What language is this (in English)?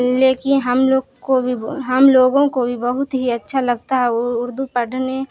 Urdu